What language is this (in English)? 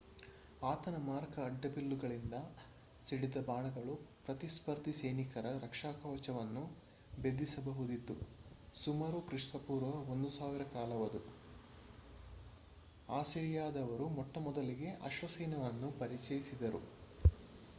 Kannada